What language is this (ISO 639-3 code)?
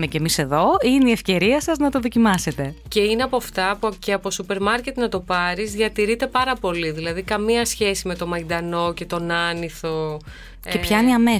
ell